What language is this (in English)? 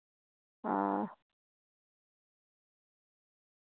Dogri